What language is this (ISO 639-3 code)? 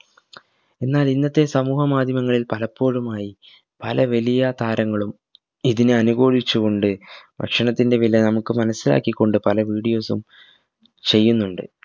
mal